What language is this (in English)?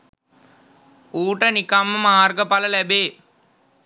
Sinhala